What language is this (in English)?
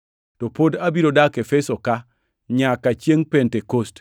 Luo (Kenya and Tanzania)